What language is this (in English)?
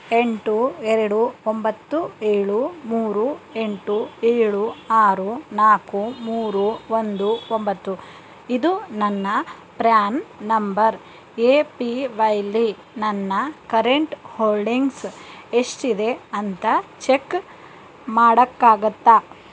Kannada